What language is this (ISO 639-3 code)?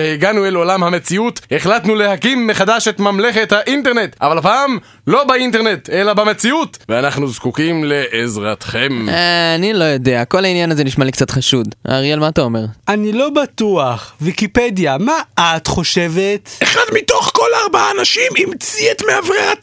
heb